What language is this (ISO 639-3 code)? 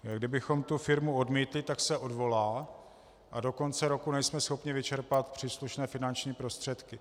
ces